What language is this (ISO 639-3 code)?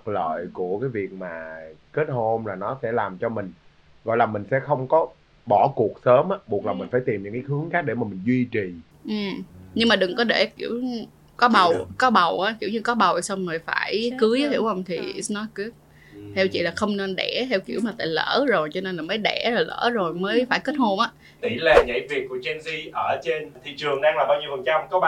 vie